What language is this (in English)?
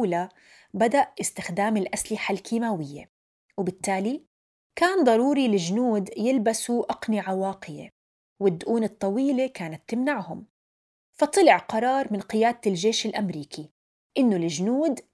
Arabic